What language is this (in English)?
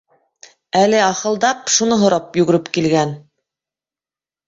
Bashkir